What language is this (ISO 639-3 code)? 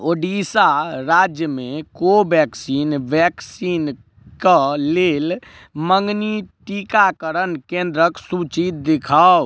mai